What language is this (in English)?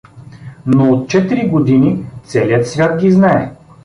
Bulgarian